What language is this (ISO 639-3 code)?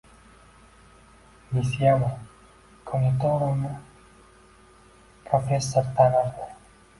uzb